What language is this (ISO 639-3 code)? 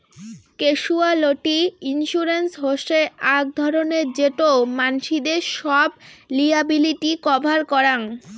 ben